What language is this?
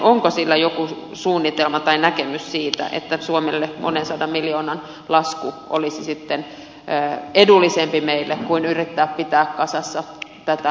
Finnish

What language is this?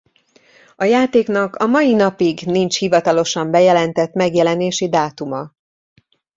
Hungarian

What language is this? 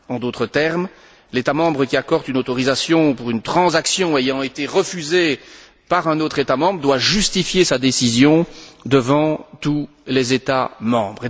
French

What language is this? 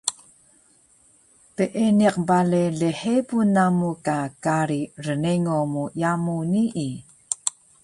Taroko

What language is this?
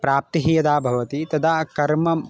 Sanskrit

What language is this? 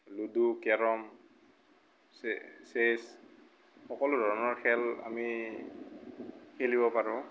Assamese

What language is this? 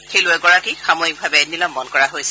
Assamese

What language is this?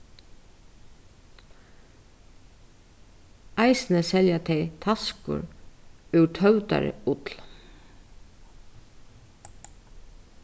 Faroese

